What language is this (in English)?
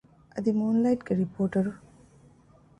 Divehi